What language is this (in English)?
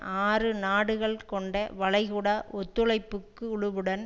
Tamil